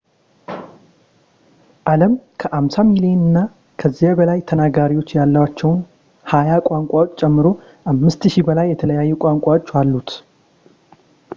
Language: Amharic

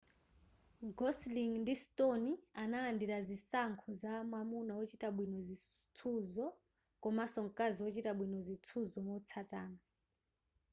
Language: Nyanja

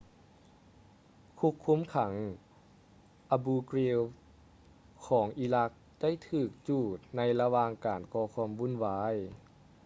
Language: Lao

